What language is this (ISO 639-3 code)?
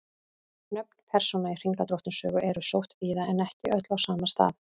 isl